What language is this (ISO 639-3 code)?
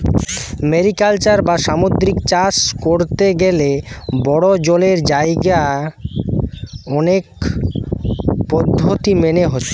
ben